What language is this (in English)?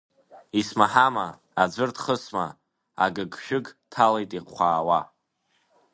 Abkhazian